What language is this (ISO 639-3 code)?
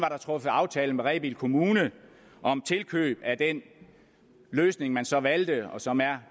dan